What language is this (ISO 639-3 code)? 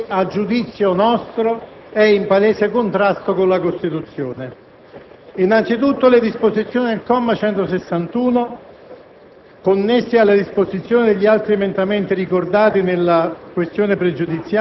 ita